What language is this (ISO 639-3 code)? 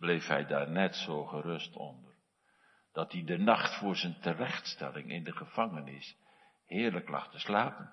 nld